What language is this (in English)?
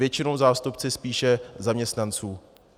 Czech